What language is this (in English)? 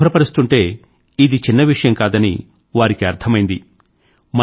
Telugu